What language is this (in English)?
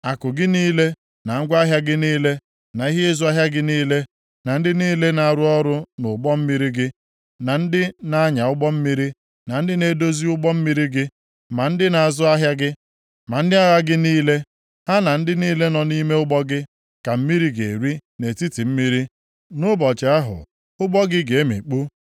Igbo